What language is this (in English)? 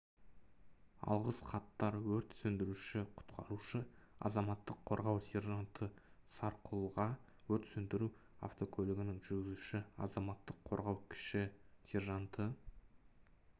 Kazakh